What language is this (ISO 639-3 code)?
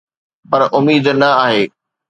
snd